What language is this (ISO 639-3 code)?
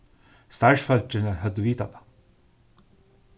fao